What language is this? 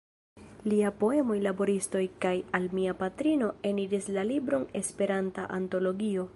Esperanto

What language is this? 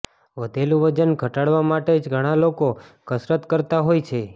Gujarati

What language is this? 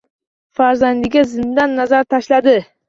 Uzbek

